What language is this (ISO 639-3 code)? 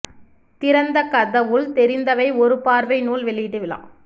tam